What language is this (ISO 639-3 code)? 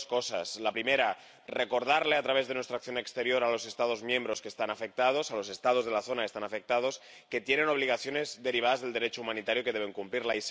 spa